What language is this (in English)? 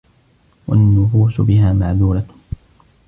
Arabic